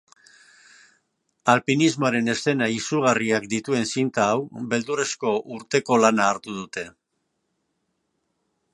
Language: Basque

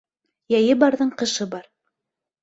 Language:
Bashkir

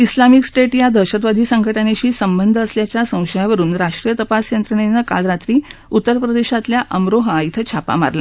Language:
Marathi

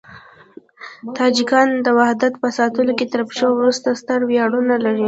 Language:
Pashto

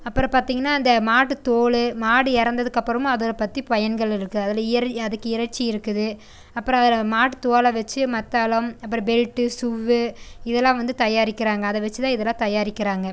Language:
Tamil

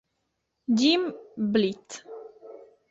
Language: Italian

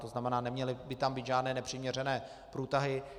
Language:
Czech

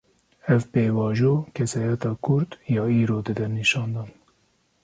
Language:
Kurdish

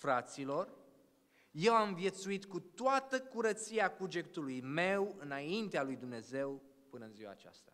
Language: Romanian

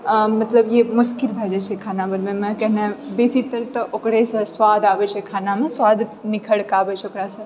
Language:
Maithili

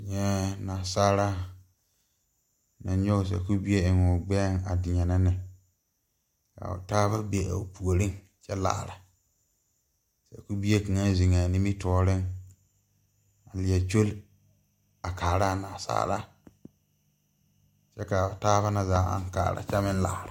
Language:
Southern Dagaare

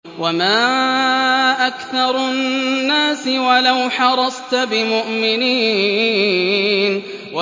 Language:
Arabic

